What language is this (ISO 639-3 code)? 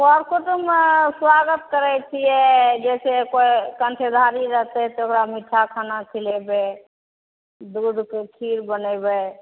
mai